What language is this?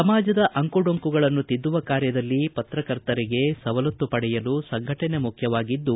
Kannada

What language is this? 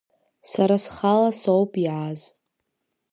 Abkhazian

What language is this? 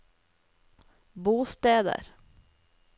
Norwegian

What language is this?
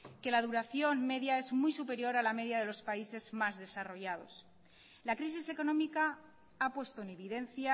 Spanish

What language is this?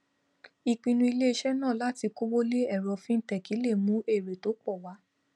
Yoruba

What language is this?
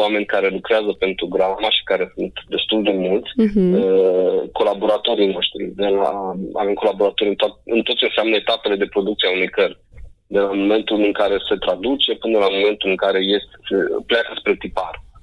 Romanian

